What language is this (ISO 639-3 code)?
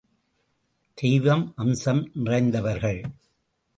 tam